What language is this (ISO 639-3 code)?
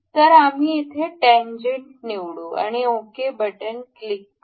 mar